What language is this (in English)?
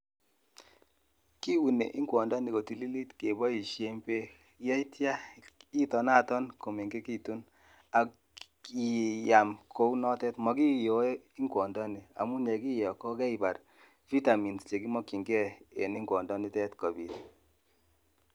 Kalenjin